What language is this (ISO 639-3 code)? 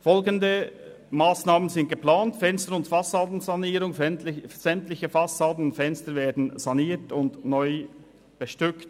gsw